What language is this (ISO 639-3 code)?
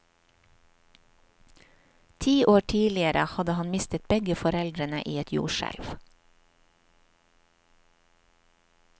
nor